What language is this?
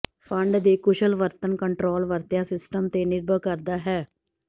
Punjabi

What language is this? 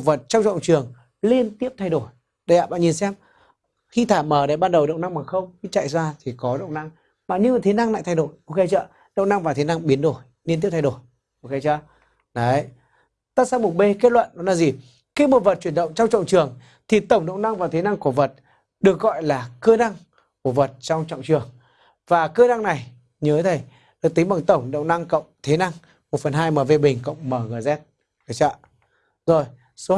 Vietnamese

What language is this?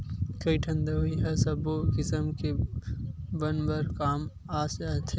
Chhattisgarhi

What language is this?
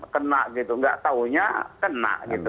Indonesian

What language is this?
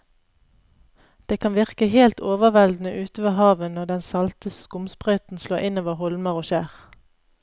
Norwegian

